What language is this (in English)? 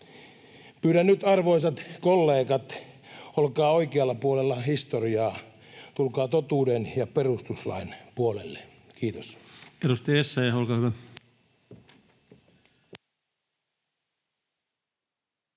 Finnish